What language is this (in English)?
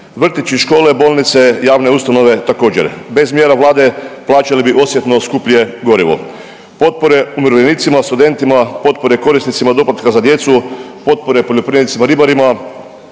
Croatian